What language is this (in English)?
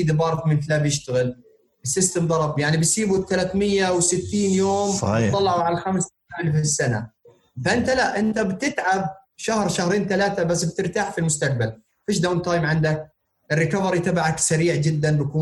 Arabic